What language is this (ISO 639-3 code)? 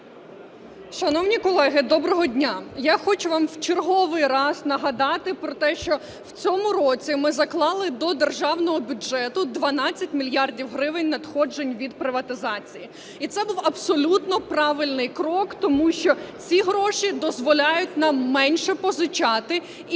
ukr